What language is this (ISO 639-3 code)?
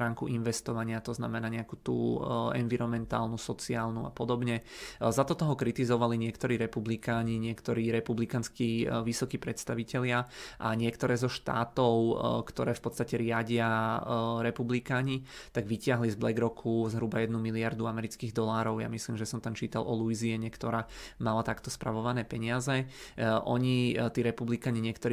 ces